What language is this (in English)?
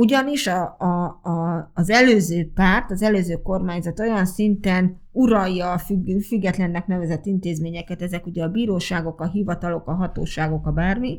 Hungarian